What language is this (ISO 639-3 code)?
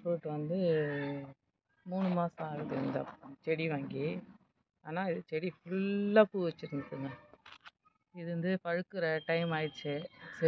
ara